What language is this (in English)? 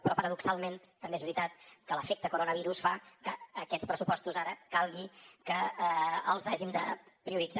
Catalan